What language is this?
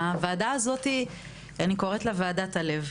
Hebrew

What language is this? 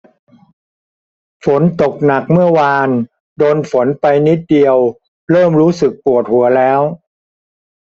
Thai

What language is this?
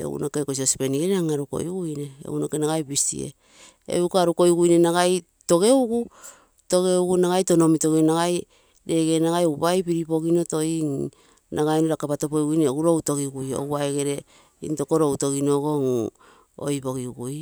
Terei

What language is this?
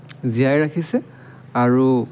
Assamese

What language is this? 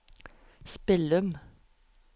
Norwegian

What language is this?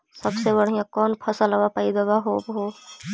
Magahi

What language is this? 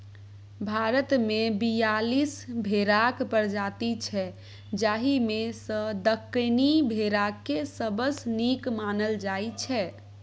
Maithili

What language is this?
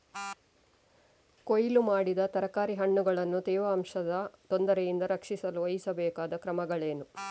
Kannada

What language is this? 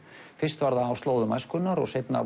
Icelandic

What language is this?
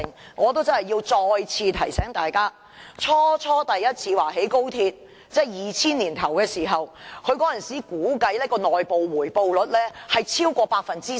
Cantonese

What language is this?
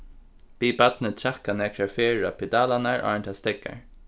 Faroese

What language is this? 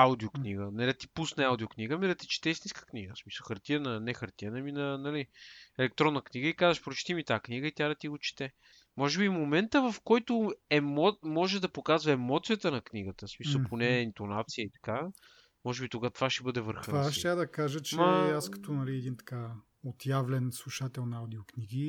Bulgarian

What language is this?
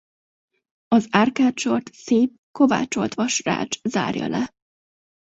Hungarian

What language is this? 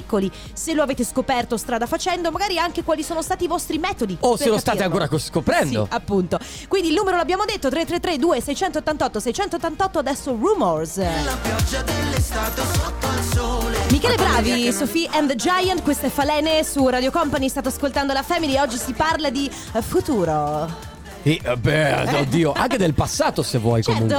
Italian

